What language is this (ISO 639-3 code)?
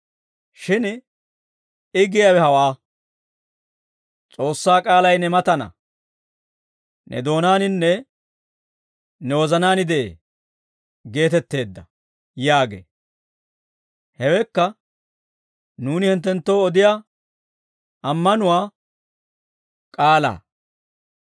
dwr